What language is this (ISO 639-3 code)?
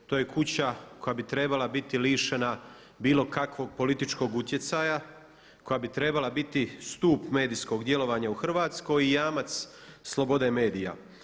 hrv